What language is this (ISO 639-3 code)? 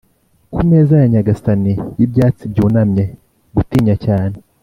kin